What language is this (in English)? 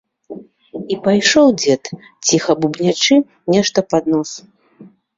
Belarusian